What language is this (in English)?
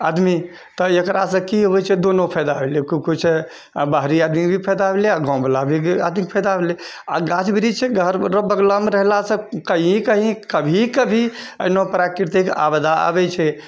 Maithili